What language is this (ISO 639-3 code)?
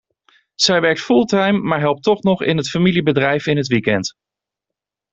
nld